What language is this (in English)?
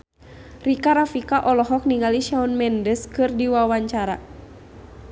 Sundanese